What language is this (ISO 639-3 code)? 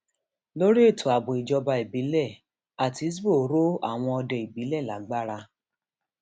yor